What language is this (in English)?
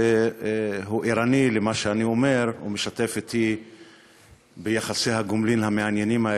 Hebrew